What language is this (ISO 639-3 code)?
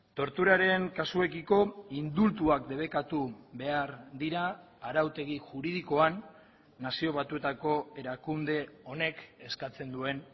eus